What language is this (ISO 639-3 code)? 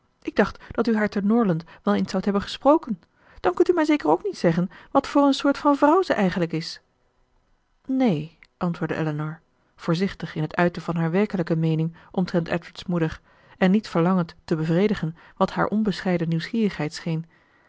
nld